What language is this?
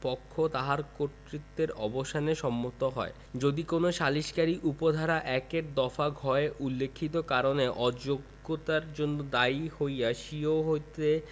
Bangla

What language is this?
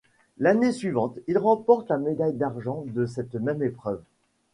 French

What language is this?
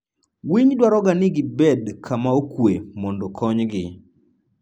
Luo (Kenya and Tanzania)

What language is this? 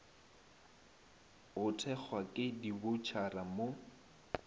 Northern Sotho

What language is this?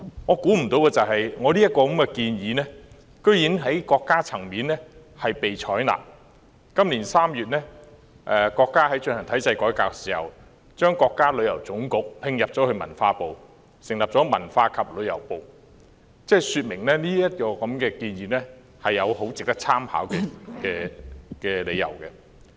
Cantonese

